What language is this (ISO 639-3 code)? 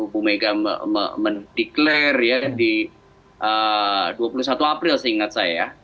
ind